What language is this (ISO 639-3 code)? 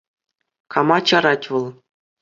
chv